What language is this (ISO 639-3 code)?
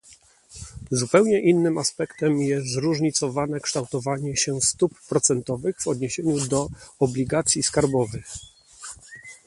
pol